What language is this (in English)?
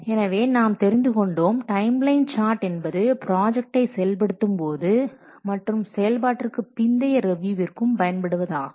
Tamil